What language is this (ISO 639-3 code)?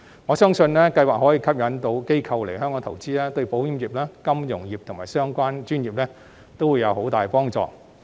yue